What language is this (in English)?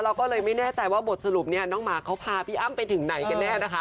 Thai